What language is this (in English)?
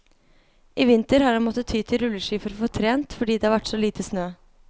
Norwegian